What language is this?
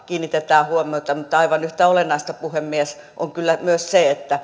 Finnish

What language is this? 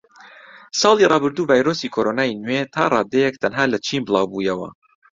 Central Kurdish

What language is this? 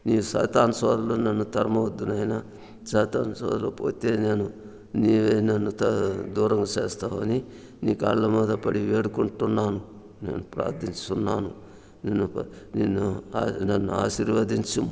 Telugu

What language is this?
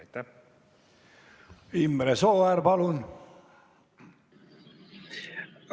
Estonian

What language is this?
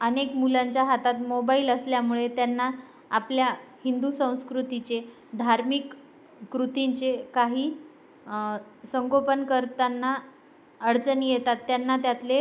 Marathi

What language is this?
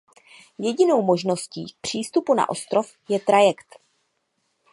Czech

